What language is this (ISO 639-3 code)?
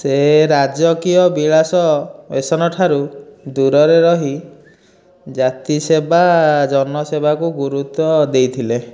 ori